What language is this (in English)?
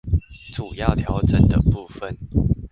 Chinese